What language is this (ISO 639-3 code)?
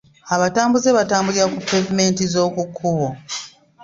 lug